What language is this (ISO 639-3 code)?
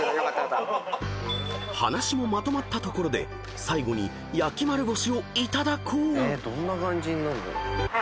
jpn